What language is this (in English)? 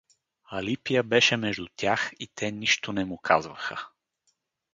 Bulgarian